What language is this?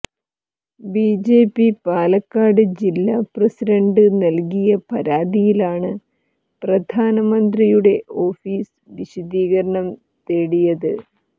Malayalam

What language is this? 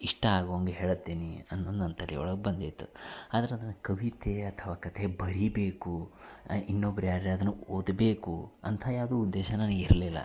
Kannada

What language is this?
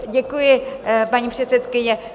Czech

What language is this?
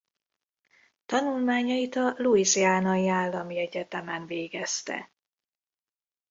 Hungarian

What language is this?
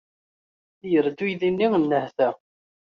Kabyle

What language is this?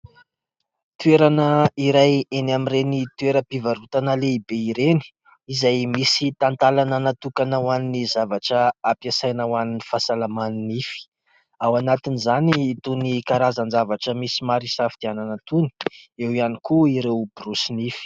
Malagasy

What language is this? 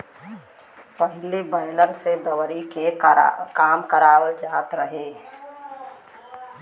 Bhojpuri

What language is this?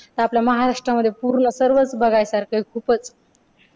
Marathi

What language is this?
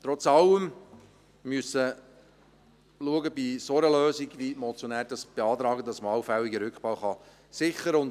Swiss German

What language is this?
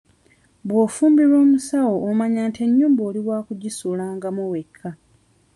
Ganda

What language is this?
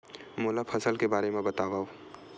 Chhattisgarhi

